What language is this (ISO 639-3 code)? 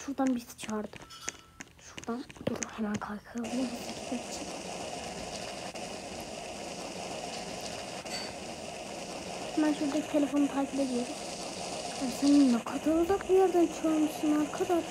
tur